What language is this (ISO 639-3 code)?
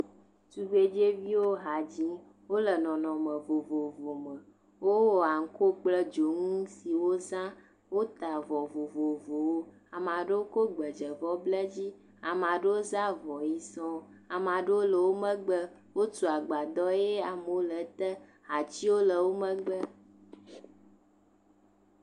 ewe